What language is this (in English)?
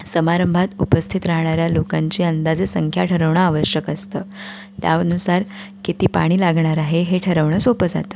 Marathi